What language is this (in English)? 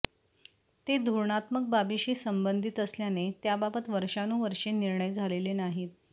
Marathi